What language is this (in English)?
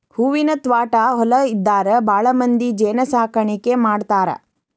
Kannada